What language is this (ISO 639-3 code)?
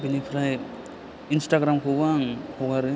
brx